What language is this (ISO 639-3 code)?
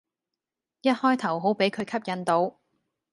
yue